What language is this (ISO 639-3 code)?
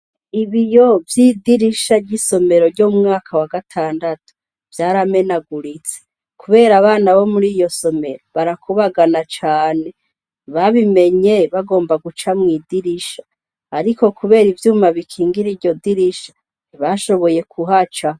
run